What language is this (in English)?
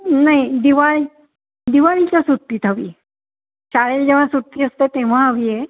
Marathi